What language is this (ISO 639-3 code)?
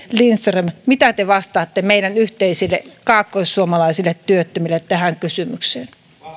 fin